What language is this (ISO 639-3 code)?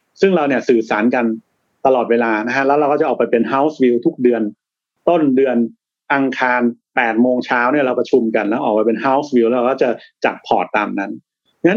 tha